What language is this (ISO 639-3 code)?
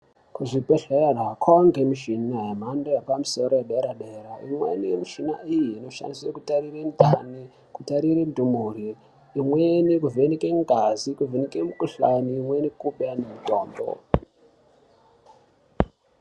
ndc